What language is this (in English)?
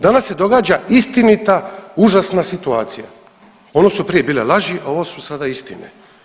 Croatian